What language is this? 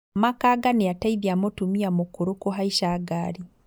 Kikuyu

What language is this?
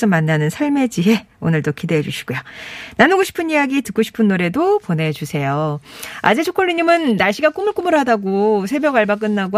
Korean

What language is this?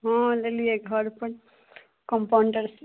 Maithili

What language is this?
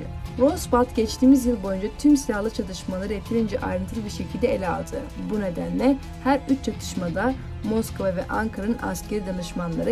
Turkish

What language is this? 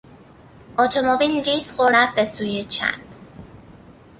Persian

